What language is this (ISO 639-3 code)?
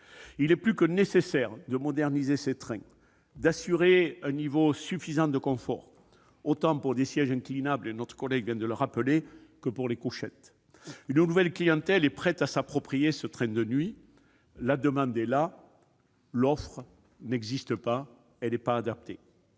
fra